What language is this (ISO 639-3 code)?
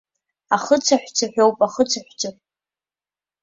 abk